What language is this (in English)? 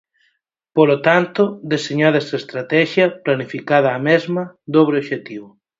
Galician